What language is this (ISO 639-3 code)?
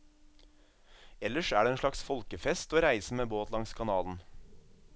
nor